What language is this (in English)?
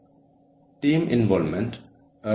Malayalam